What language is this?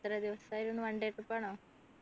Malayalam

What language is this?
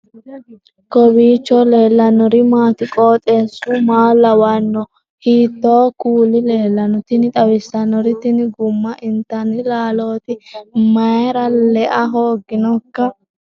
Sidamo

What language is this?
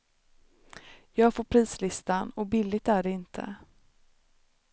Swedish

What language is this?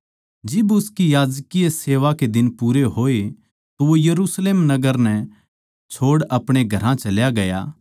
Haryanvi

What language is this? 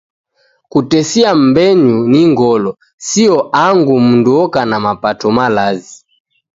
Taita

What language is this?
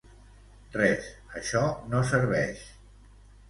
Catalan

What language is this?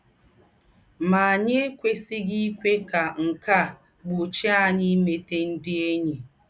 Igbo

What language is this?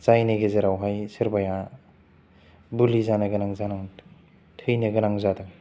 Bodo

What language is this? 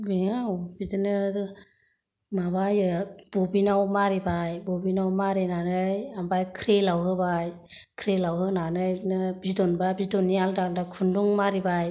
Bodo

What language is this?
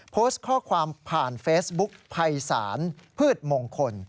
Thai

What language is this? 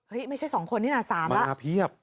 Thai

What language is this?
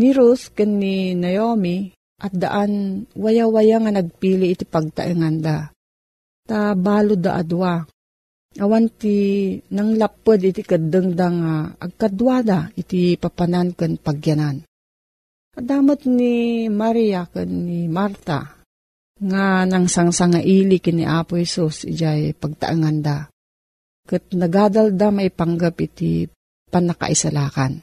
Filipino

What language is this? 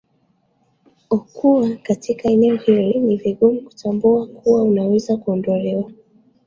Swahili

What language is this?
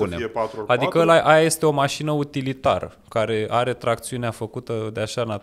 Romanian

